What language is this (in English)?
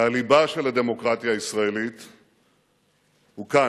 Hebrew